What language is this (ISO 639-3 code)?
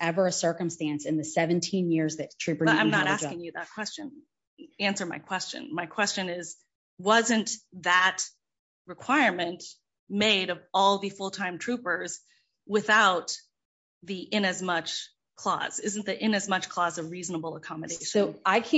eng